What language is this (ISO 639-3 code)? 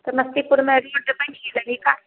mai